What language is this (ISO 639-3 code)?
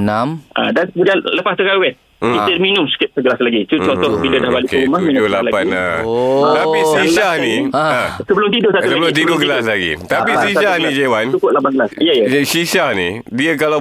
msa